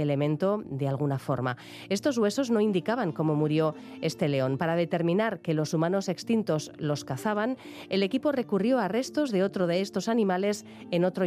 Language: Spanish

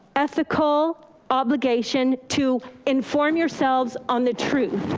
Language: English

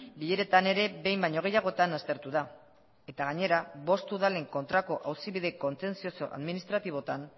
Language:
Basque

